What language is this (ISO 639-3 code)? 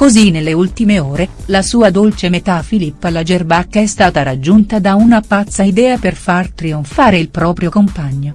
ita